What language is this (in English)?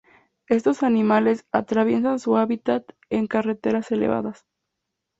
Spanish